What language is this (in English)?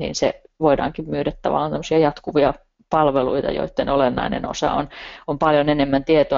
Finnish